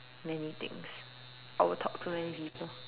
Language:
English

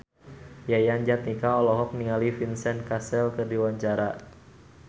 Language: Sundanese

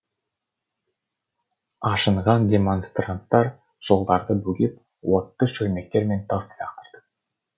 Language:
Kazakh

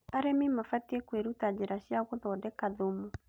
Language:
Kikuyu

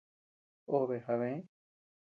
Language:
Tepeuxila Cuicatec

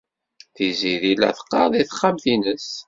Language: Kabyle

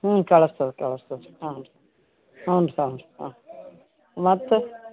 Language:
Kannada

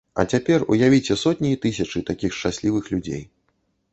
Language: Belarusian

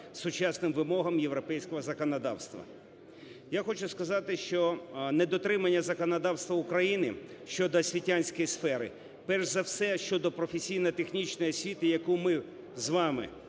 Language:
Ukrainian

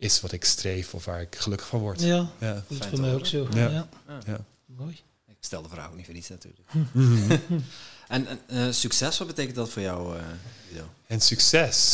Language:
Dutch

